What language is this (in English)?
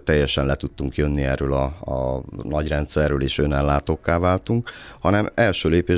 Hungarian